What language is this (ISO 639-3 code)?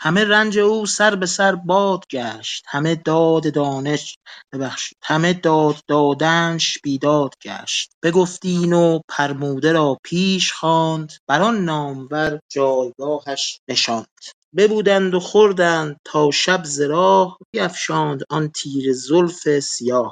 fas